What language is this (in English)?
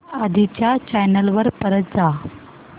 Marathi